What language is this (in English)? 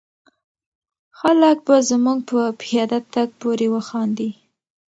Pashto